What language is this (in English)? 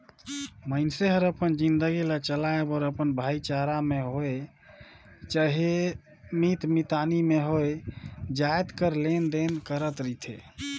Chhattisgarhi